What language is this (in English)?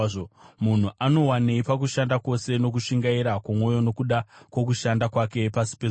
Shona